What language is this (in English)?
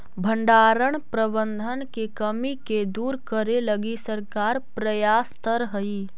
Magahi